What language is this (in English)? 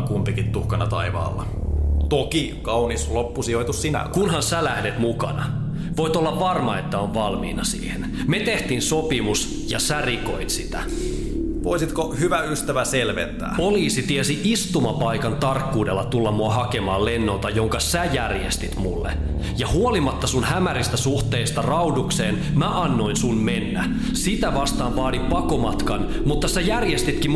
Finnish